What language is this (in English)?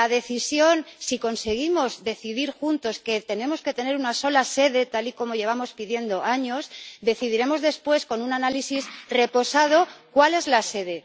Spanish